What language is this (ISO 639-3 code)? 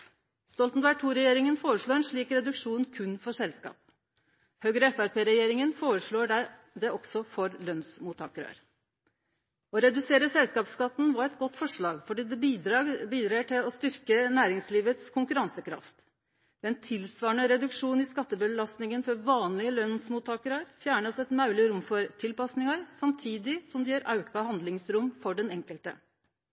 nno